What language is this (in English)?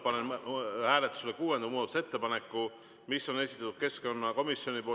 Estonian